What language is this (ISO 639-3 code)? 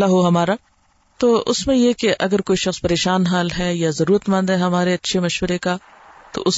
urd